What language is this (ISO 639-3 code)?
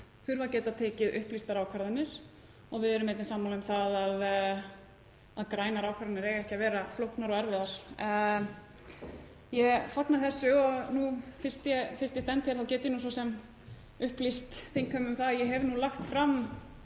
isl